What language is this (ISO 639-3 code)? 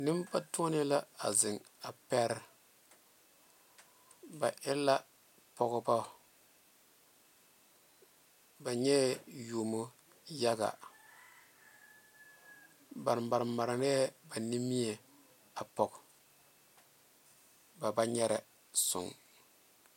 dga